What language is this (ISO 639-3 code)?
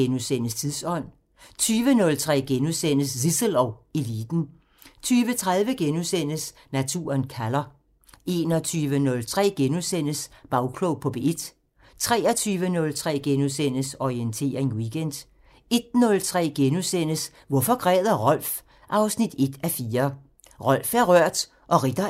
dan